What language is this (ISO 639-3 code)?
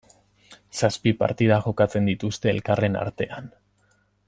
eus